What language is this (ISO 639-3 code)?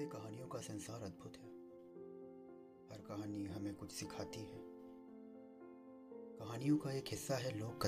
hin